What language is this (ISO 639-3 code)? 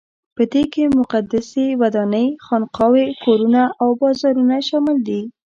pus